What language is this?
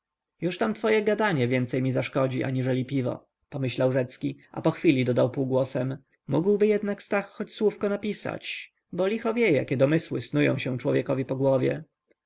Polish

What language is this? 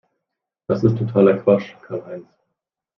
German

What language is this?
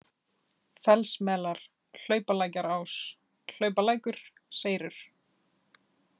Icelandic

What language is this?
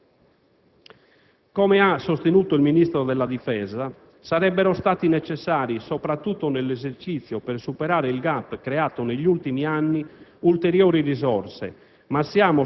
Italian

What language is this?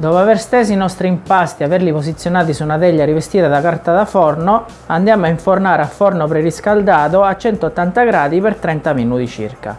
Italian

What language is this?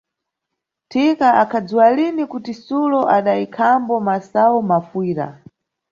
Nyungwe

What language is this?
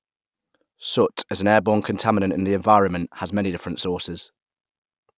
English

